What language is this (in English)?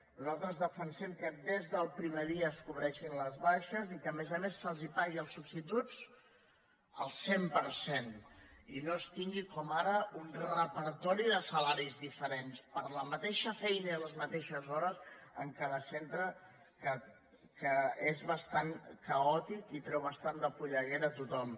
Catalan